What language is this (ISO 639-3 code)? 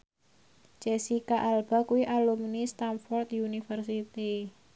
jav